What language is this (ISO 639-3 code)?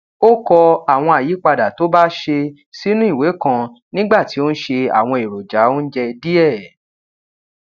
yor